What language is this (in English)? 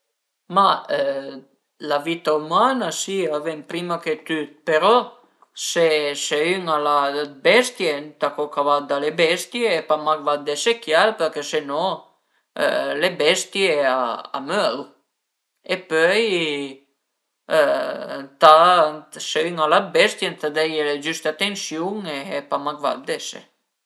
Piedmontese